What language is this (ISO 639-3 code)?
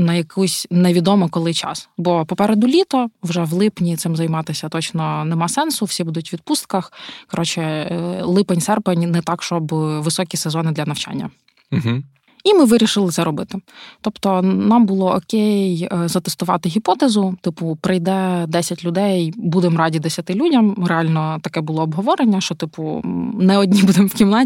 ukr